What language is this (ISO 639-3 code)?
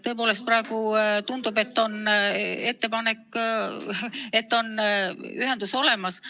est